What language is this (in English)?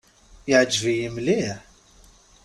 Kabyle